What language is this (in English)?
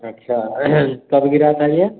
Hindi